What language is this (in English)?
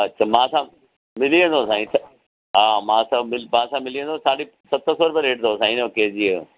Sindhi